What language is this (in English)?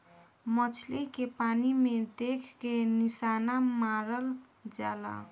Bhojpuri